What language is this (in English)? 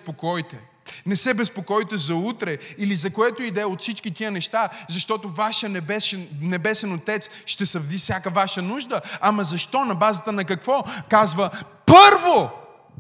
Bulgarian